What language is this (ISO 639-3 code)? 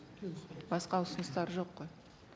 kaz